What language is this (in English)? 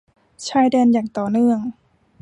Thai